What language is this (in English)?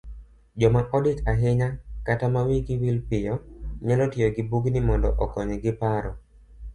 Luo (Kenya and Tanzania)